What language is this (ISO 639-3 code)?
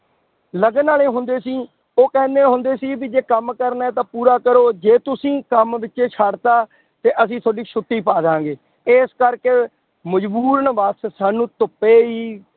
pan